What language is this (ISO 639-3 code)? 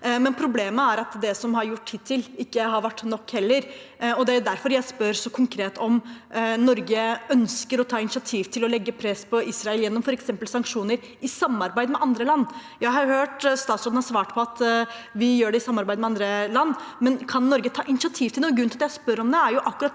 nor